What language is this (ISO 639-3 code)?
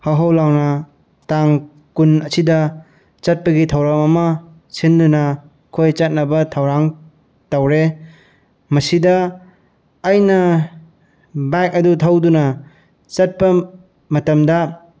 mni